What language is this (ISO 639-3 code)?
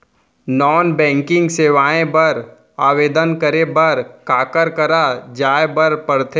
hne